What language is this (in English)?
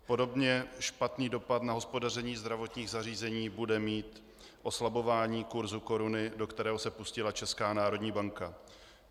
Czech